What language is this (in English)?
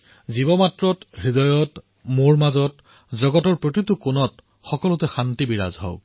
Assamese